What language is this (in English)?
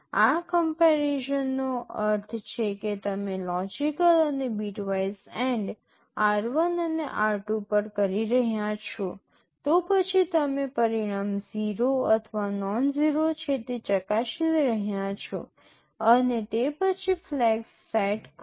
Gujarati